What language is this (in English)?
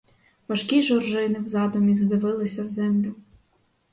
Ukrainian